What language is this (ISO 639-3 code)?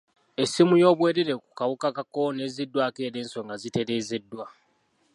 lug